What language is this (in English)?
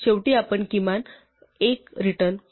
Marathi